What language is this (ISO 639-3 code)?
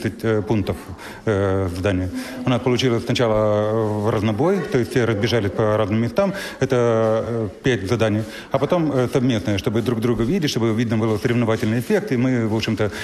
rus